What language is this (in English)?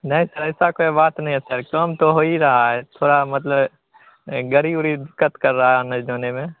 Hindi